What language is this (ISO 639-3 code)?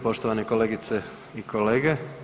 hrv